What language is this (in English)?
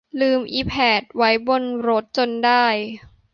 Thai